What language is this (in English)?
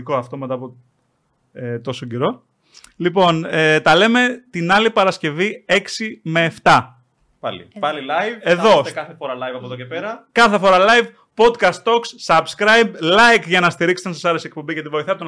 Greek